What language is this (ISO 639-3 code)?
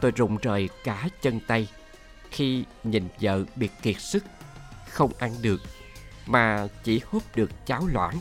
vie